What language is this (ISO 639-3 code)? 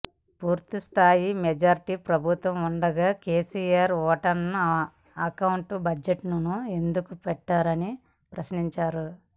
tel